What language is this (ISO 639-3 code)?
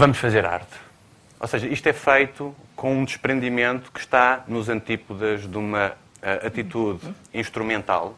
por